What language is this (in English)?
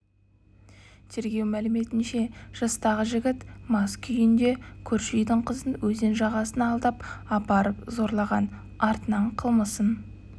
Kazakh